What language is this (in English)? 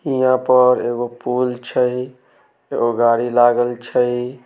Maithili